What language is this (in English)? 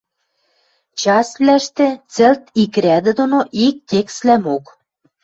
Western Mari